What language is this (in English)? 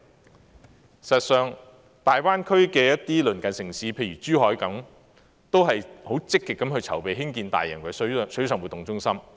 Cantonese